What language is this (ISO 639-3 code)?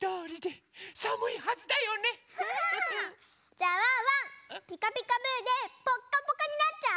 jpn